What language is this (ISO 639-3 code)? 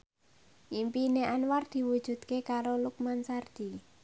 jav